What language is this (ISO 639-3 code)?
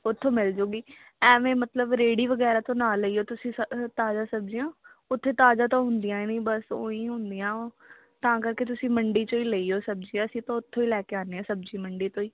pan